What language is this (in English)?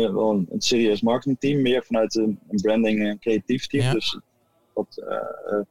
Dutch